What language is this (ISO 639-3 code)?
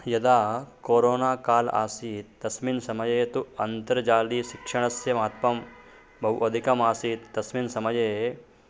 san